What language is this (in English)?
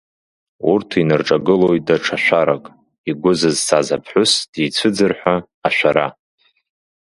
Abkhazian